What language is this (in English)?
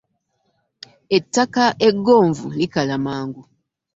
Ganda